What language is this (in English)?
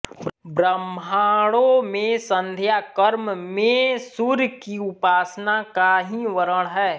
Hindi